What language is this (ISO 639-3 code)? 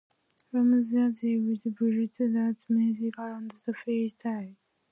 eng